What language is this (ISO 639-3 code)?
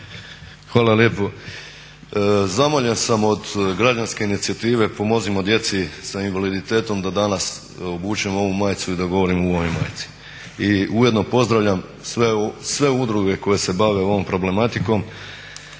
hrv